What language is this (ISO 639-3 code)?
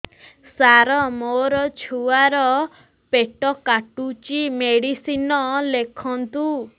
ori